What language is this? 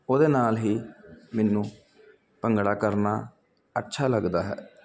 Punjabi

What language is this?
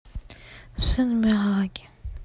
Russian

